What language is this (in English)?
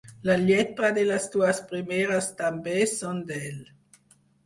Catalan